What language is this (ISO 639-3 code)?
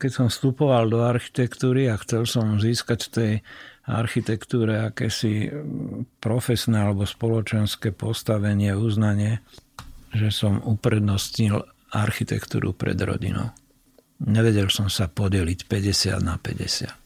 slk